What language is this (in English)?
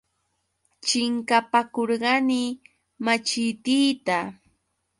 Yauyos Quechua